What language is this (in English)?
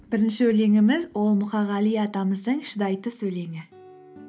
Kazakh